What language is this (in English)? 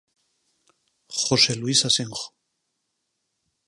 Galician